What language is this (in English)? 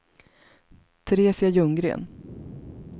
Swedish